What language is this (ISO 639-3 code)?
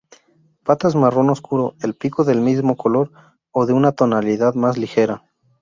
spa